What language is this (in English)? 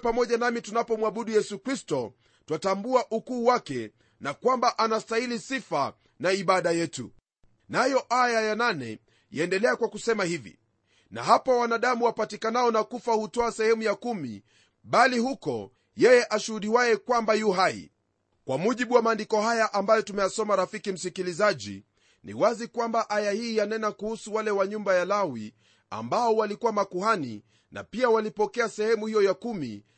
Swahili